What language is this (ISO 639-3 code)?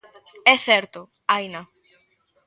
glg